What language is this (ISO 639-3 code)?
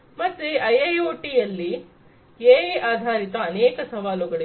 kan